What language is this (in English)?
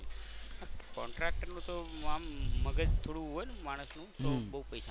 Gujarati